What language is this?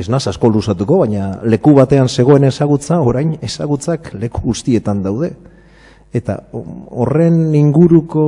Spanish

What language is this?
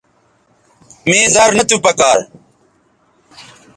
Bateri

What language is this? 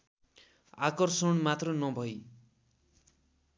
Nepali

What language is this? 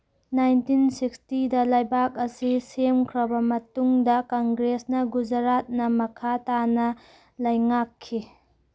Manipuri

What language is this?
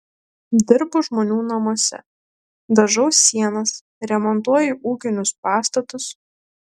Lithuanian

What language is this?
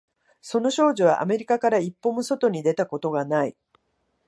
Japanese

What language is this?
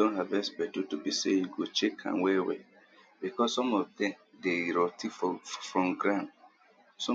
Nigerian Pidgin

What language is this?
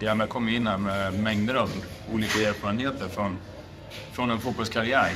Swedish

